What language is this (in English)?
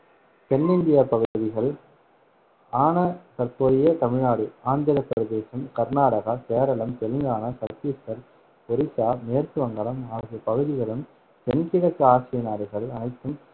Tamil